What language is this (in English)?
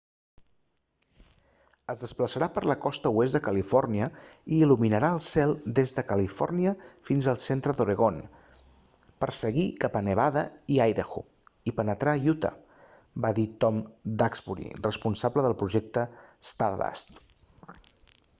Catalan